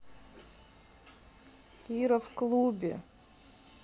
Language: Russian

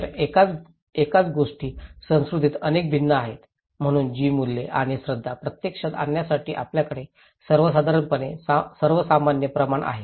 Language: Marathi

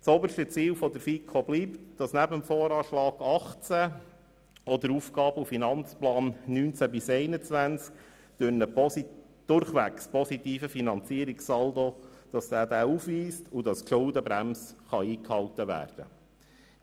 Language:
Swiss German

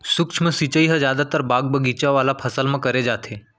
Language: Chhattisgarhi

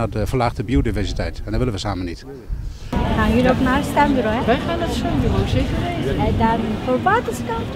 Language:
Dutch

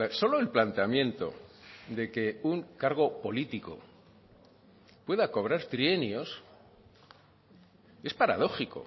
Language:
Spanish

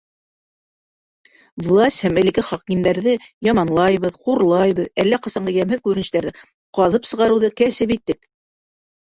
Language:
Bashkir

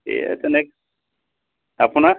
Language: Assamese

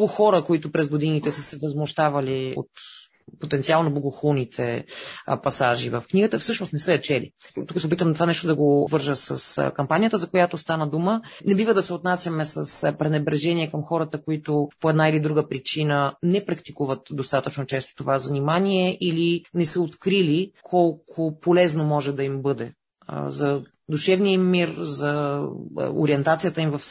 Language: Bulgarian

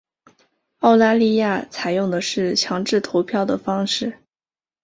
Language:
Chinese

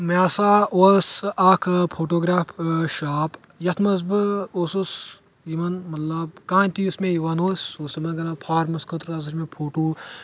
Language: Kashmiri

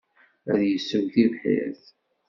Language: Kabyle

